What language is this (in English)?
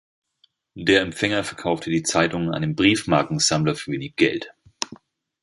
German